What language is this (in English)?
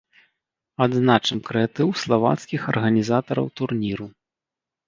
Belarusian